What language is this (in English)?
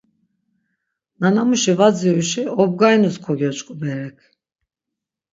Laz